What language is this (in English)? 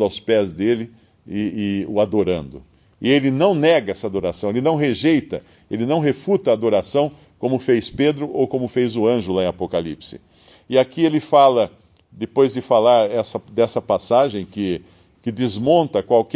Portuguese